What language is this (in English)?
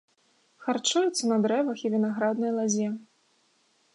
Belarusian